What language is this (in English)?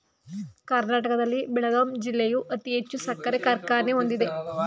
Kannada